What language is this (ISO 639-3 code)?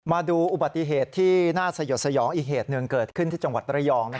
tha